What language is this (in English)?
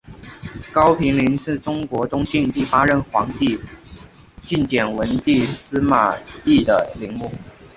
Chinese